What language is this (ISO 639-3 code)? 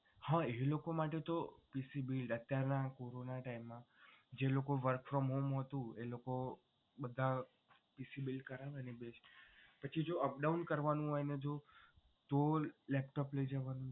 guj